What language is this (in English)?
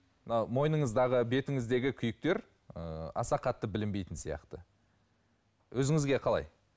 Kazakh